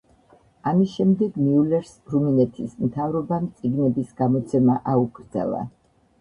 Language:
Georgian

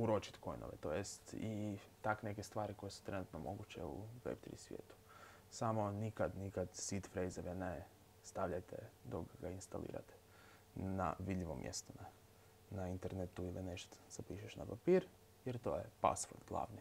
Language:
Croatian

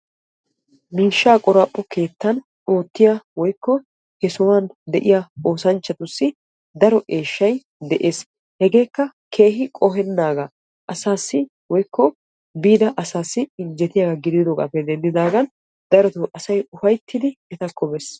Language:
Wolaytta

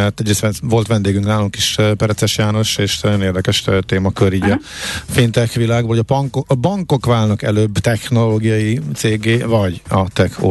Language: Hungarian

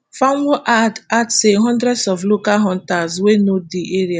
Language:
Nigerian Pidgin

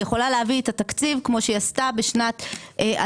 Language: Hebrew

